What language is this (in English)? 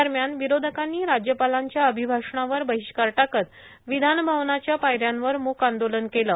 Marathi